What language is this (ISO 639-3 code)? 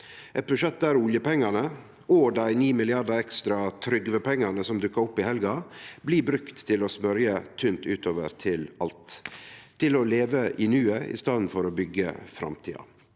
nor